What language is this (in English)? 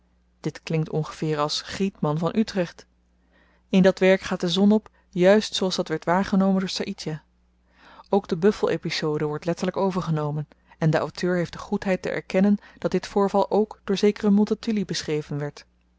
Dutch